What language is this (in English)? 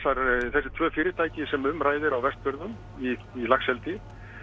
Icelandic